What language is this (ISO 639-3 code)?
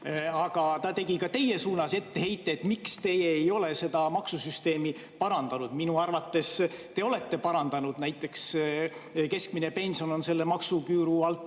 est